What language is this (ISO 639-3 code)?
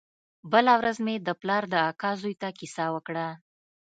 pus